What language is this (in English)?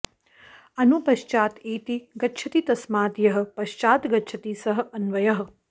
Sanskrit